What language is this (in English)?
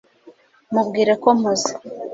Kinyarwanda